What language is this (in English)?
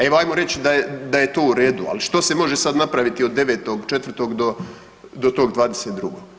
Croatian